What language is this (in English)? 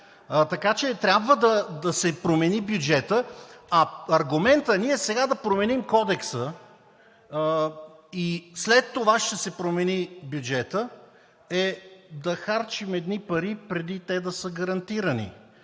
Bulgarian